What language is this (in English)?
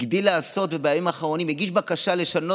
Hebrew